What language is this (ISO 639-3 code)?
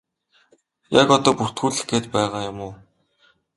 mon